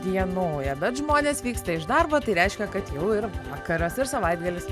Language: Lithuanian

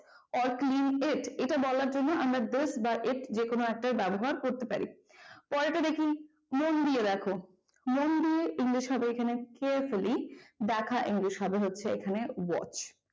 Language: Bangla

